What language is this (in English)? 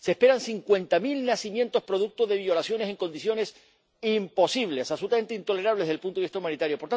Spanish